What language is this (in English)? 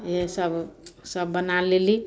Maithili